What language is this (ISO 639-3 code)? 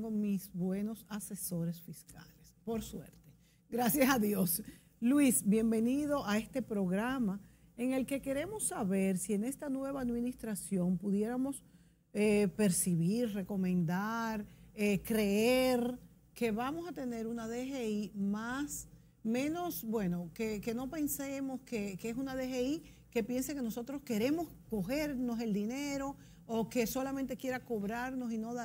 spa